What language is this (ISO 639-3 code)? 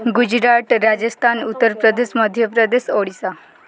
ori